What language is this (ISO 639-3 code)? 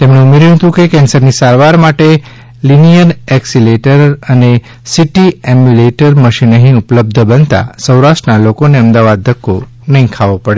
guj